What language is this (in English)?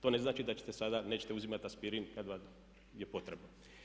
Croatian